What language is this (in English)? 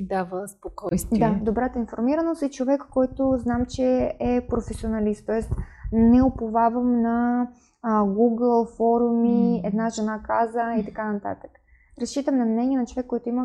Bulgarian